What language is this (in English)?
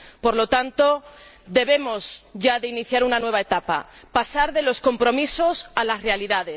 Spanish